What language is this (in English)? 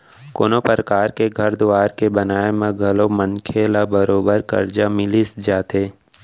Chhattisgarhi